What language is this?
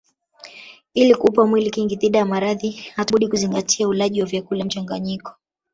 Swahili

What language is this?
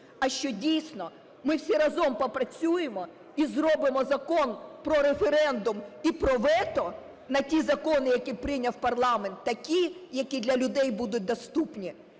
Ukrainian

